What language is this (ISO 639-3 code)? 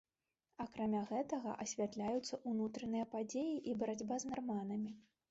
bel